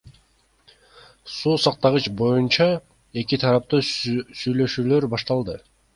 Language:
Kyrgyz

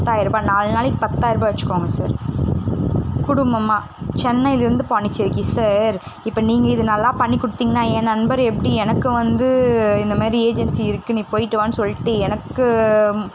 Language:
Tamil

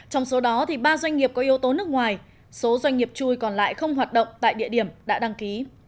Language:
Vietnamese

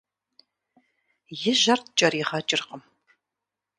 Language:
Kabardian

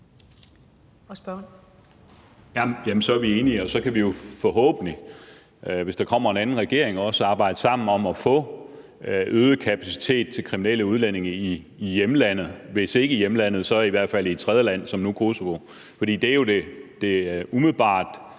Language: Danish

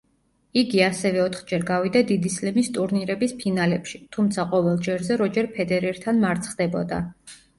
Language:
Georgian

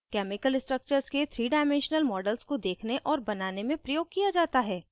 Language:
Hindi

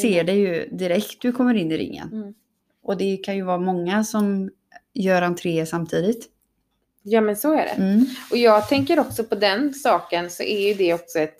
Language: Swedish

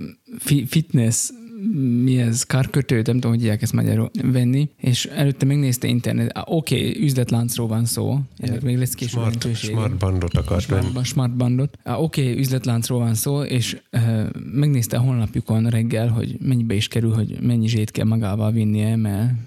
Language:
Hungarian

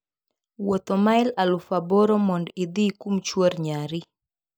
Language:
Luo (Kenya and Tanzania)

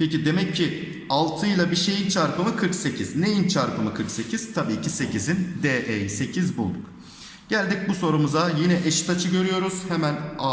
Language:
Turkish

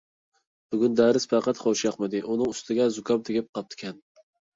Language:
Uyghur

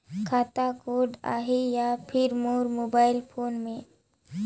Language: Chhattisgarhi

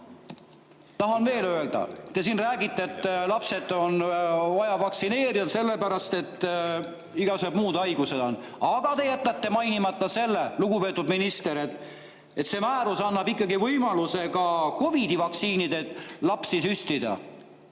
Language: Estonian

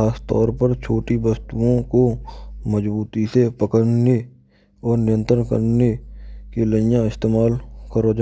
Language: Braj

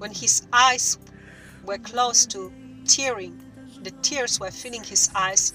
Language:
English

